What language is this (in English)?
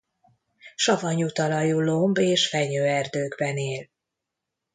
Hungarian